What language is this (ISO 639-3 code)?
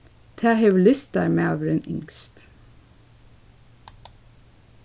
fao